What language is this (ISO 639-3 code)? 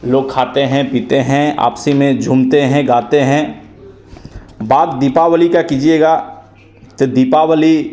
hin